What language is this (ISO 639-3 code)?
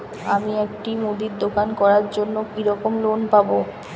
ben